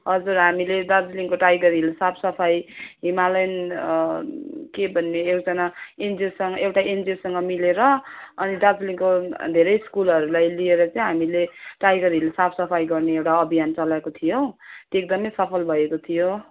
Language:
Nepali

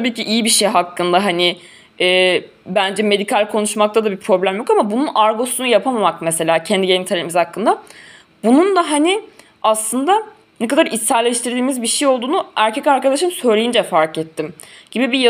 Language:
Turkish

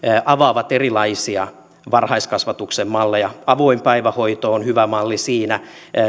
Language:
Finnish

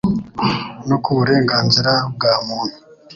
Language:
Kinyarwanda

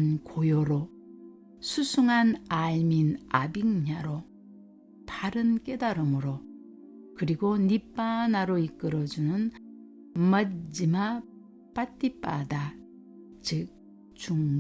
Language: Korean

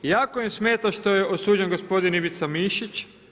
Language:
Croatian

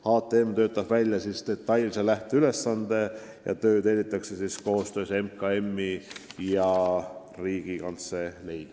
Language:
Estonian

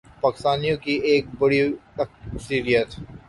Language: Urdu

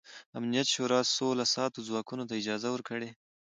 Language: Pashto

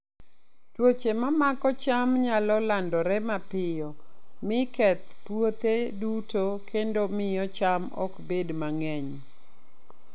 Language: Luo (Kenya and Tanzania)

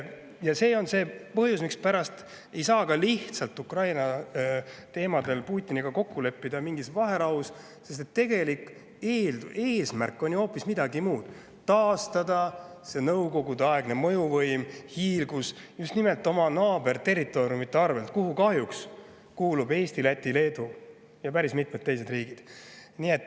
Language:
Estonian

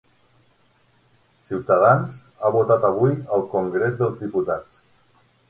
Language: Catalan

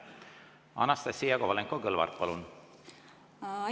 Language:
Estonian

